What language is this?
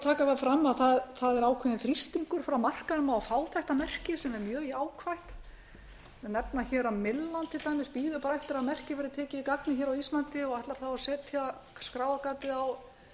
Icelandic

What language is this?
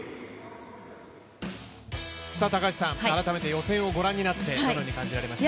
Japanese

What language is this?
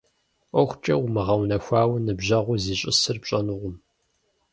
Kabardian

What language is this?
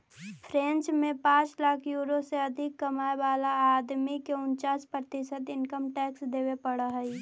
Magahi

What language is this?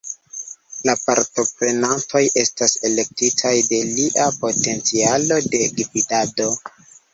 Esperanto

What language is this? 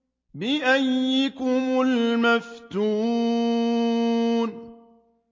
Arabic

